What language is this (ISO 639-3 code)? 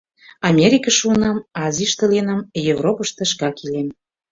chm